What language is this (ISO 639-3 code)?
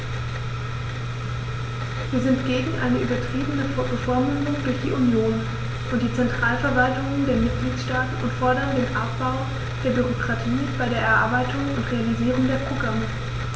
deu